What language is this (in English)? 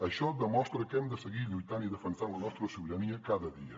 Catalan